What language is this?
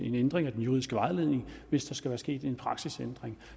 Danish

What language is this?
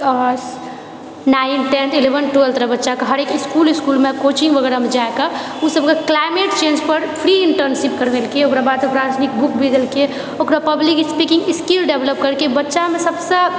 Maithili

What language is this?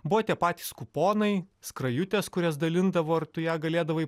Lithuanian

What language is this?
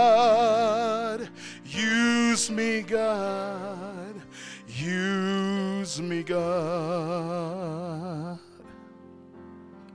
English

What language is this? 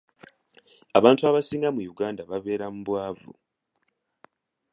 Ganda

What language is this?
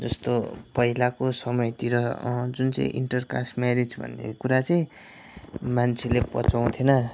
Nepali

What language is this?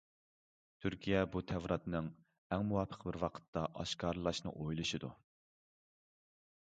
Uyghur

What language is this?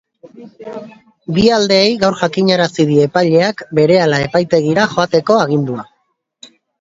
Basque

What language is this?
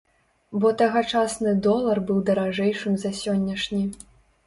Belarusian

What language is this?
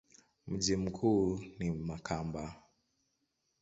Swahili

